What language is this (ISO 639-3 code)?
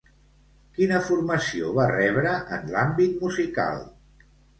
cat